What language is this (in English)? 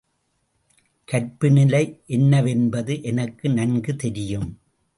Tamil